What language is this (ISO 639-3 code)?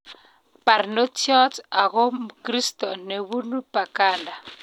kln